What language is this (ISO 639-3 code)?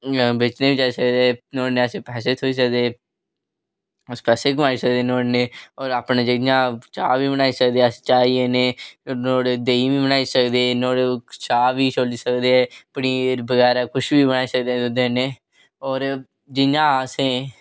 doi